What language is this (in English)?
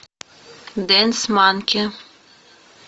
Russian